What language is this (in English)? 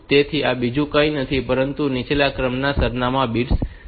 Gujarati